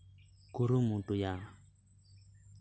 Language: Santali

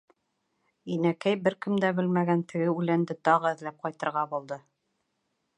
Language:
Bashkir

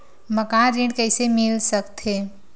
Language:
Chhattisgarhi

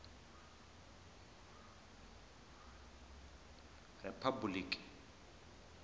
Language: Tsonga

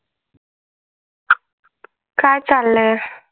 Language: Marathi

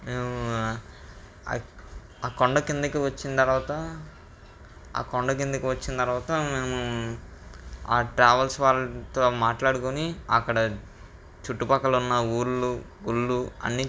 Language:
Telugu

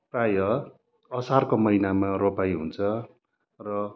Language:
Nepali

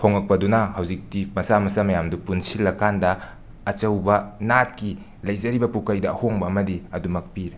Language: Manipuri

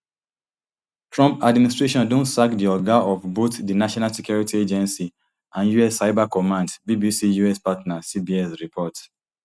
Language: Nigerian Pidgin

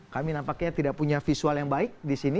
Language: Indonesian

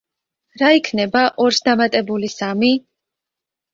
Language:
Georgian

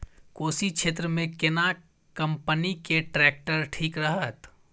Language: Maithili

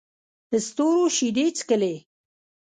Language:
Pashto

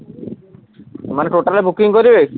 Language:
Odia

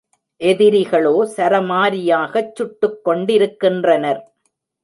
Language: Tamil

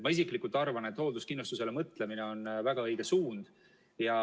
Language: Estonian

